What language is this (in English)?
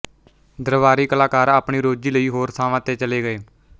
Punjabi